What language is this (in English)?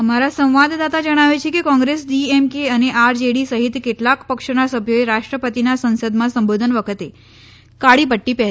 Gujarati